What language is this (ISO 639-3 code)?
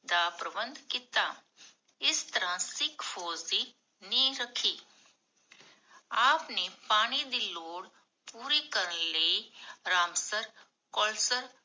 pan